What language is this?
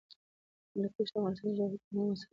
Pashto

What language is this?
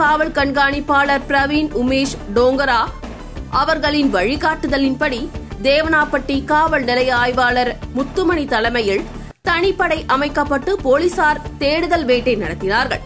English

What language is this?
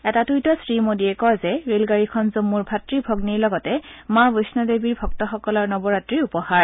Assamese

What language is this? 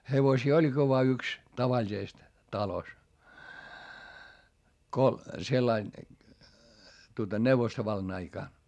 Finnish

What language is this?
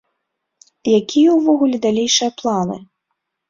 Belarusian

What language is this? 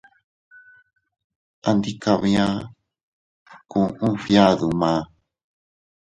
Teutila Cuicatec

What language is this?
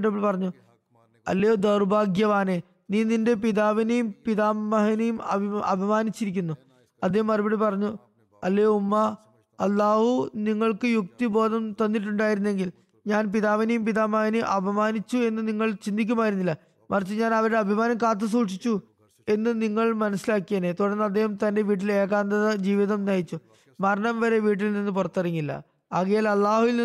Malayalam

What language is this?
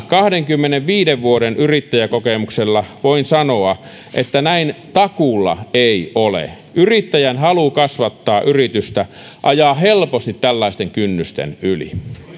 Finnish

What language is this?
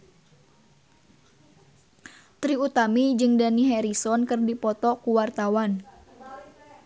Sundanese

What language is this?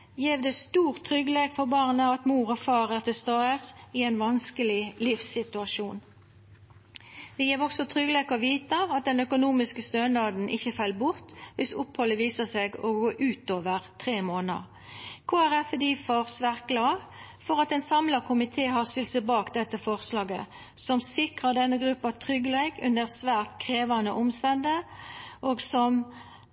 Norwegian Nynorsk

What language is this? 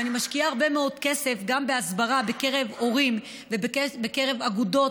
Hebrew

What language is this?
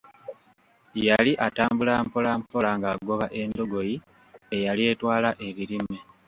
Ganda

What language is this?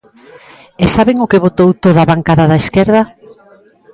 Galician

